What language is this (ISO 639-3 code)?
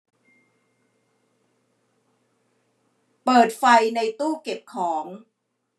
tha